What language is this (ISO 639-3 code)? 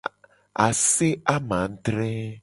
gej